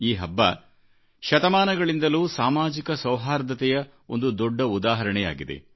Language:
Kannada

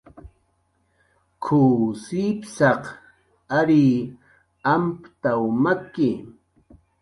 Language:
Jaqaru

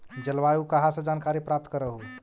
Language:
Magahi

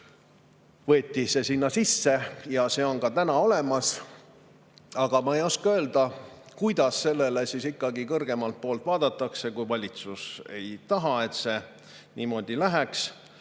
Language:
Estonian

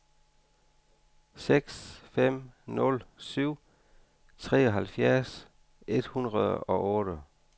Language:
Danish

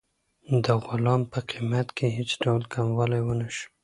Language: Pashto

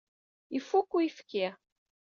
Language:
Kabyle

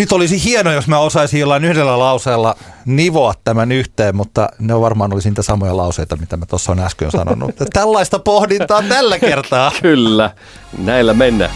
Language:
Finnish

